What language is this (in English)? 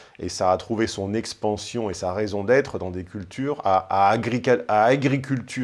French